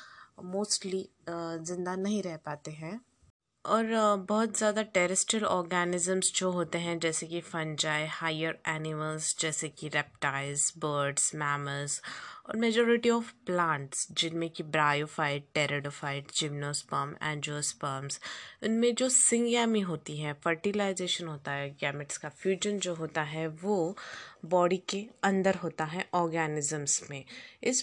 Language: Hindi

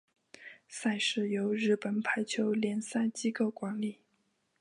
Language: Chinese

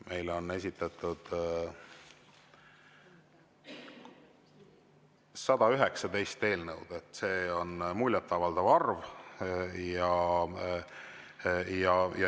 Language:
Estonian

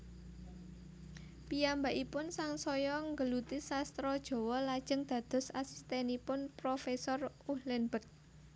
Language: Javanese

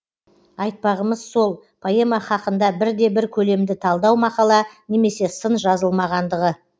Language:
Kazakh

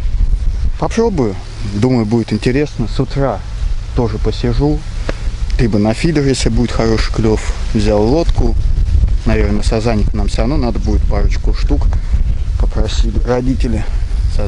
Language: Russian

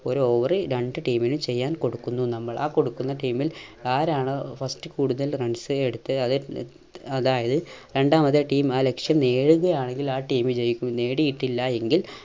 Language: Malayalam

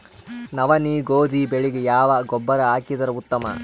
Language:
Kannada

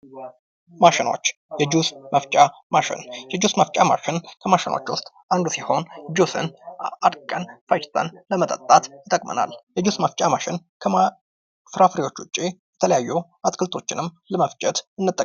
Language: Amharic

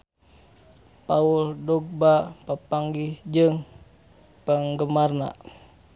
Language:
Sundanese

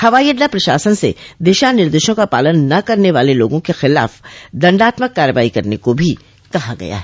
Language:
Hindi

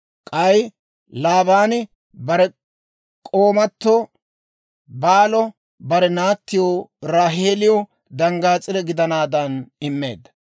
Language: Dawro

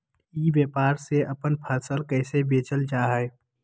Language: Magahi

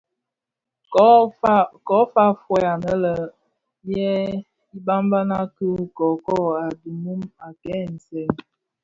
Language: Bafia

